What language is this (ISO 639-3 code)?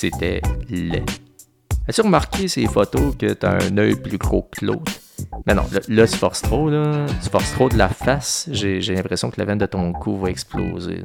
fra